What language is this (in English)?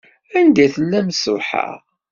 Kabyle